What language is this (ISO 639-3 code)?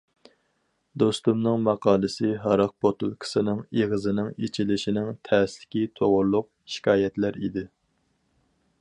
uig